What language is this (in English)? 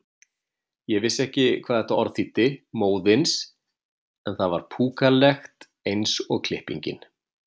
Icelandic